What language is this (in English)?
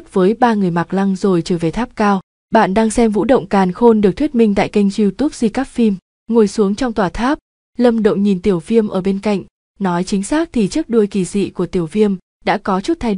Vietnamese